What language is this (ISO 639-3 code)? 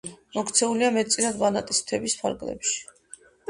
kat